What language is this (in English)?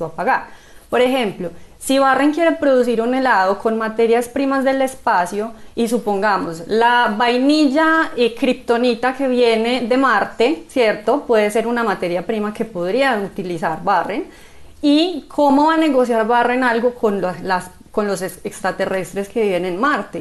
Spanish